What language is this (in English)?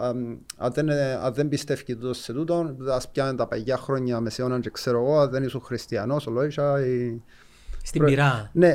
Greek